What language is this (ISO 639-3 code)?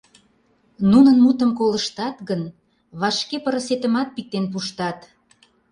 chm